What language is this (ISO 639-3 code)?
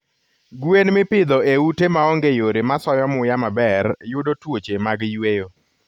luo